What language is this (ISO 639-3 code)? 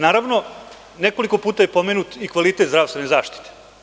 srp